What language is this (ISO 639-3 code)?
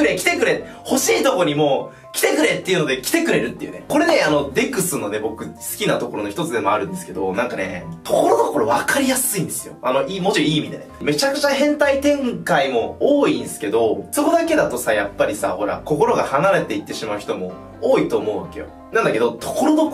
jpn